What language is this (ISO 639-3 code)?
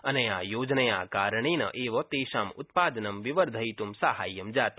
san